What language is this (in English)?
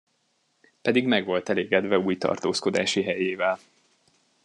Hungarian